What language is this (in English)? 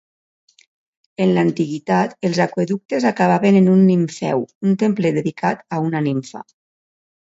Catalan